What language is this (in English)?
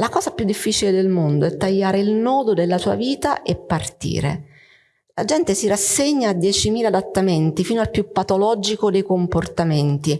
Italian